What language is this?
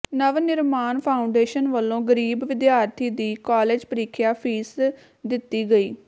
Punjabi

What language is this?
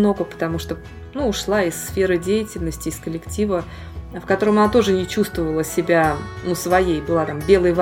Russian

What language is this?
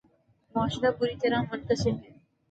Urdu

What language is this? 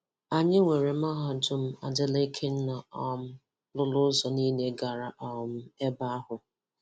Igbo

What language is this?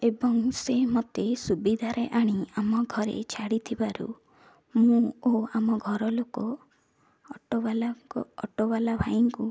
Odia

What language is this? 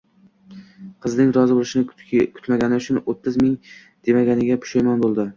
Uzbek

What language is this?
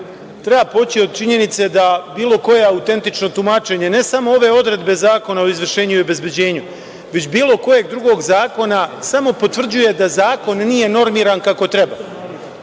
Serbian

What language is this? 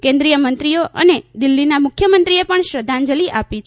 Gujarati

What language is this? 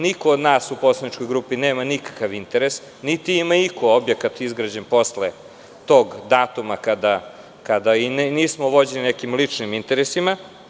Serbian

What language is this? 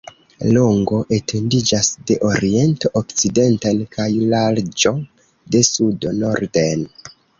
Esperanto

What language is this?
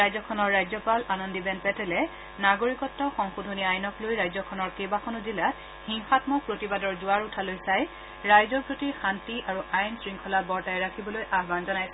Assamese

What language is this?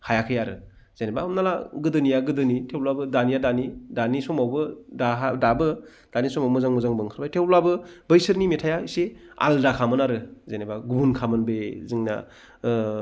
Bodo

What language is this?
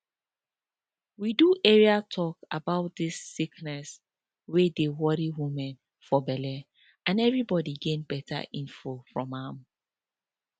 Nigerian Pidgin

